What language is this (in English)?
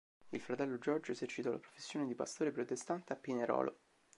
Italian